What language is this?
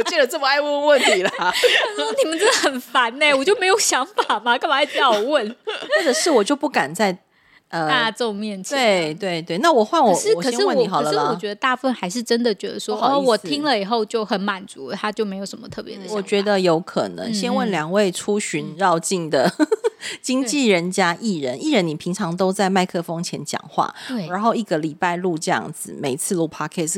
Chinese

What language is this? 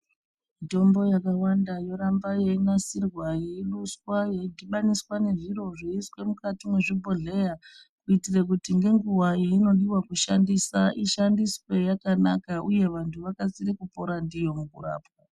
Ndau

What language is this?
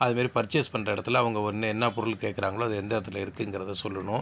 Tamil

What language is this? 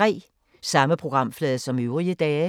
Danish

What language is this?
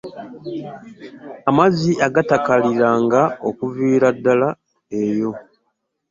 Ganda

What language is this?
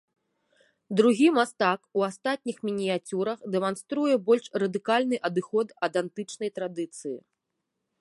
Belarusian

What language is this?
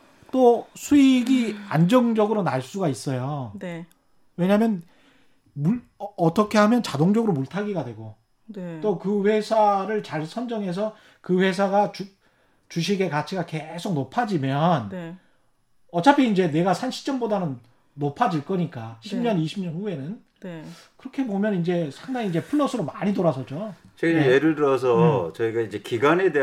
Korean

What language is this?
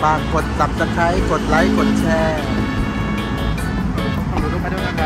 Thai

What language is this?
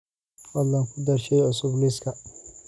Somali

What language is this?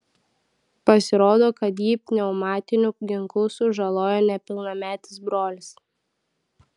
Lithuanian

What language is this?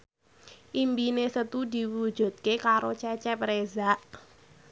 Javanese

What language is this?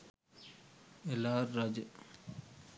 Sinhala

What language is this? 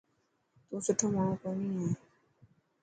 Dhatki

